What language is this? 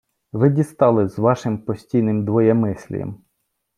Ukrainian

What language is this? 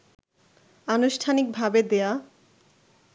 Bangla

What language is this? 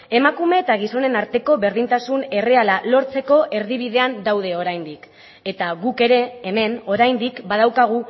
Basque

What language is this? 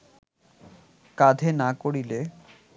Bangla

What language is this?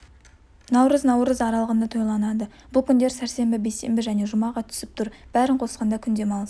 Kazakh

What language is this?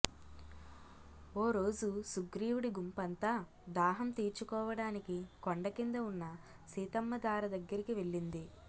Telugu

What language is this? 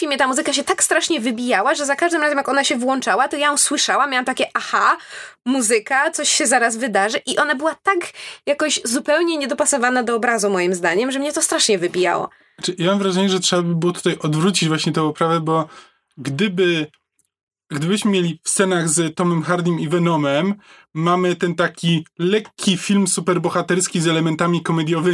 Polish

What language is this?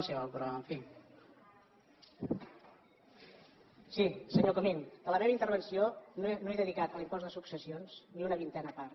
Catalan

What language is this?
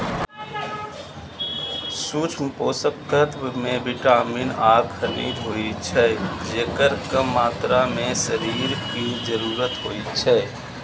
Maithili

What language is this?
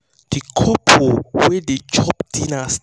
Nigerian Pidgin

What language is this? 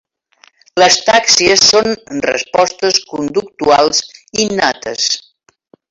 Catalan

